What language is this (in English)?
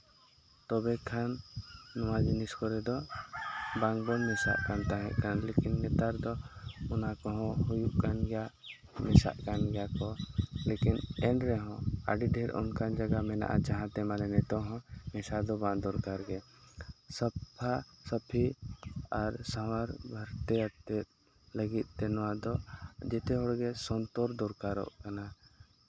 Santali